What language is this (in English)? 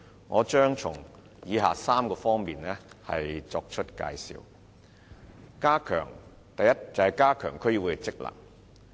Cantonese